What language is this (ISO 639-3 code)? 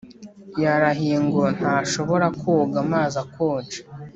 kin